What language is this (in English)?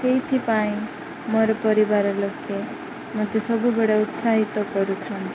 Odia